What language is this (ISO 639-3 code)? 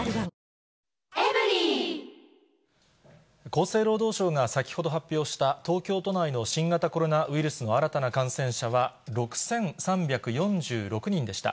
jpn